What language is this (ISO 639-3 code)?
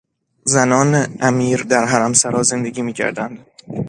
fas